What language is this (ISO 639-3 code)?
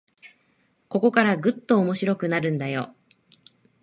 jpn